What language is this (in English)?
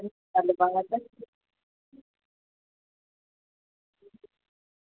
Dogri